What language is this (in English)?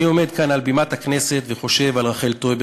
Hebrew